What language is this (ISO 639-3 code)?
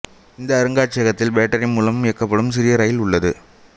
tam